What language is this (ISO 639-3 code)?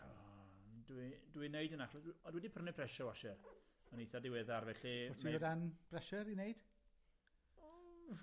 cym